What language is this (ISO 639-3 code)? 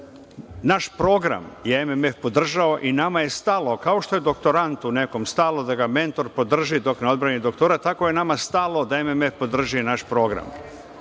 srp